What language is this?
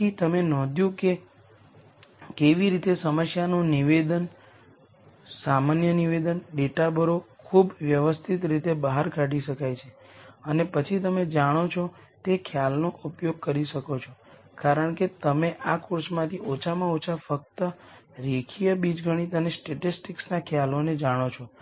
Gujarati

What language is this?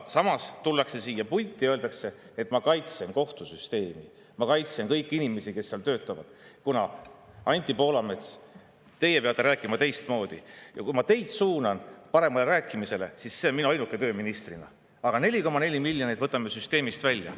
Estonian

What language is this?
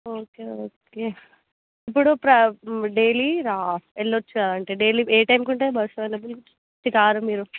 Telugu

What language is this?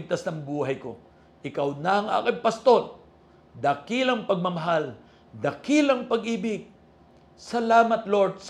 Filipino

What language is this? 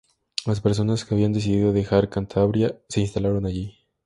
Spanish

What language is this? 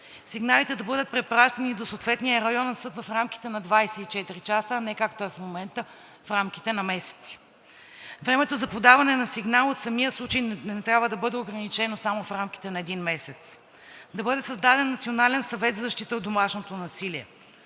Bulgarian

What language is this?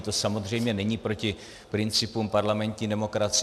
Czech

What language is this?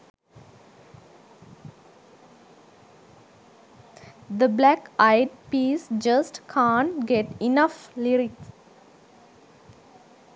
Sinhala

